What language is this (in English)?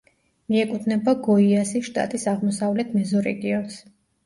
Georgian